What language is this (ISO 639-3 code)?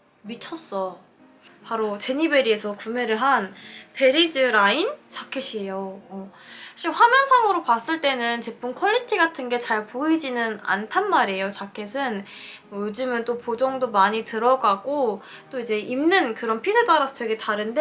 kor